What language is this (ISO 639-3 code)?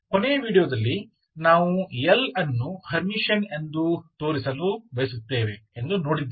kan